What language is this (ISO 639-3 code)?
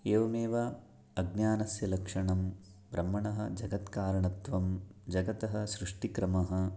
san